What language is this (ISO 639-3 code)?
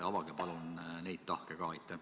est